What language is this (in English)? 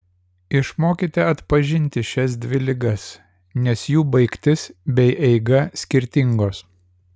Lithuanian